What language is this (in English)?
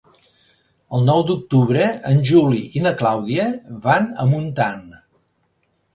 Catalan